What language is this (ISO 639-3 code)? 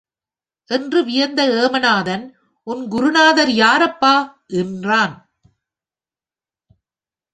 tam